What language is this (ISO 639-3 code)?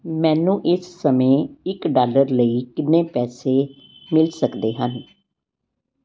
pan